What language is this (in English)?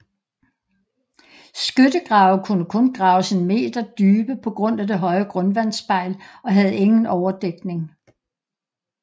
Danish